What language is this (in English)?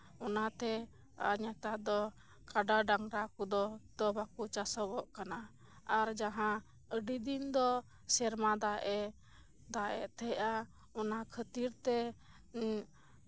Santali